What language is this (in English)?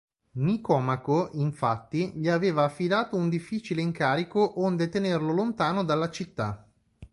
Italian